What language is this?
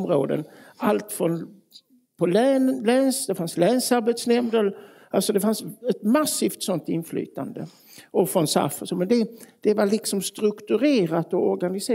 Swedish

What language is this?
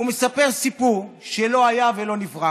Hebrew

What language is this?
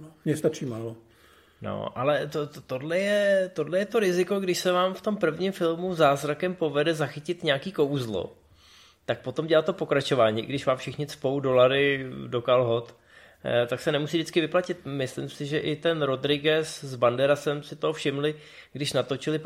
Czech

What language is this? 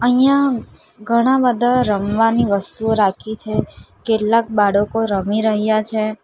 Gujarati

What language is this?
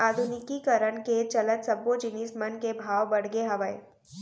Chhattisgarhi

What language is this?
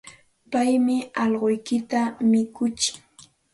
Santa Ana de Tusi Pasco Quechua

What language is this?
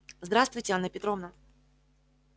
Russian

